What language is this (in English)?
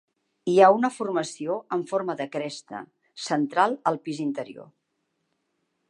Catalan